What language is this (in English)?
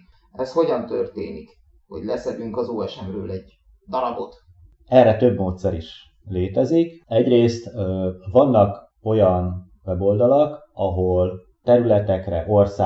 Hungarian